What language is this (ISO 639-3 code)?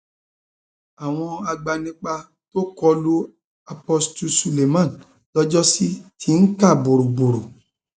yor